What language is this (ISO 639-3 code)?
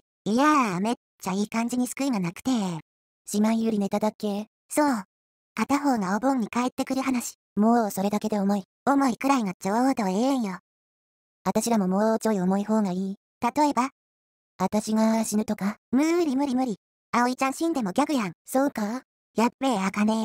jpn